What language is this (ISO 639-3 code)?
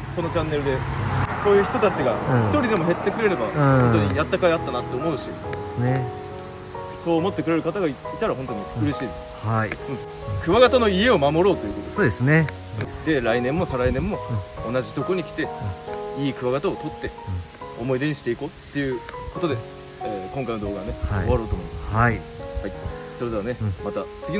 jpn